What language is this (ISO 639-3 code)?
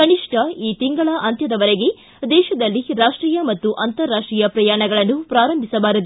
kan